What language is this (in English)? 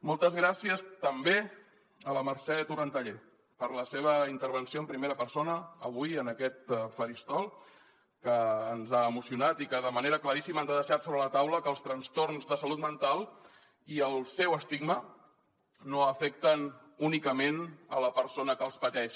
Catalan